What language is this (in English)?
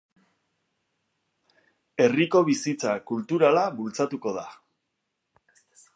Basque